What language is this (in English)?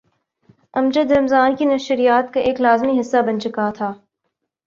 Urdu